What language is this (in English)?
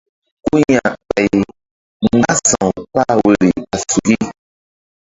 Mbum